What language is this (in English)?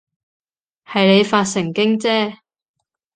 Cantonese